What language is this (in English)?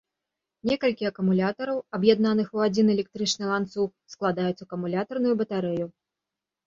Belarusian